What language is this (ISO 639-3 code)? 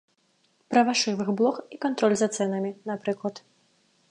bel